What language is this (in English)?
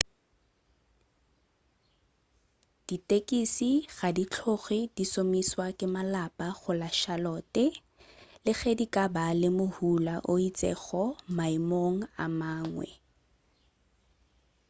Northern Sotho